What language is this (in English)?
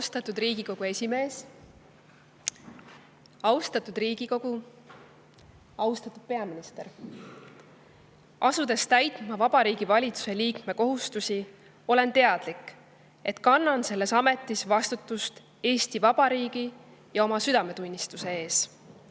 Estonian